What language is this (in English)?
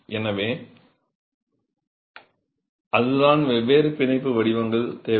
Tamil